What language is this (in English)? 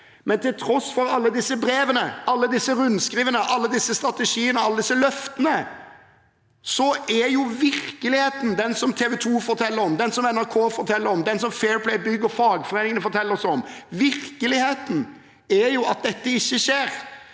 Norwegian